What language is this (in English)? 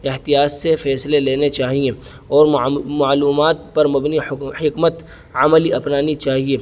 Urdu